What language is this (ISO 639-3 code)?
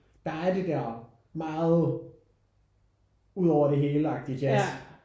dan